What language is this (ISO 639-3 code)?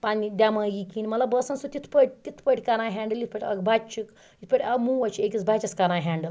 kas